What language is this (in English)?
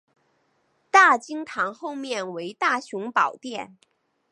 Chinese